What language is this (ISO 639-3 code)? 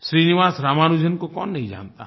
hin